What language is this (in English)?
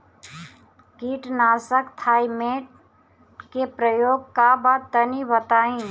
Bhojpuri